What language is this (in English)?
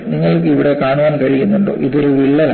Malayalam